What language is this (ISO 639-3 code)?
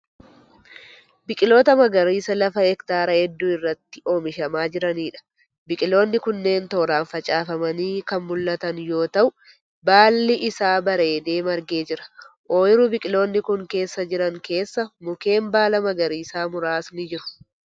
orm